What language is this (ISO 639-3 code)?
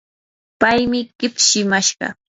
qur